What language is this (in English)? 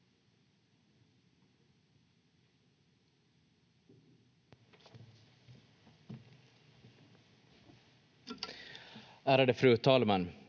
Finnish